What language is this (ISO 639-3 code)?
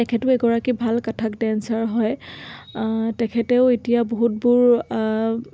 asm